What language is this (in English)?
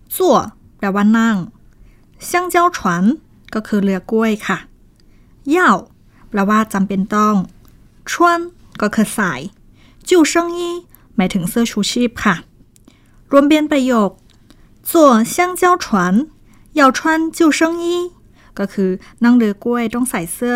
Thai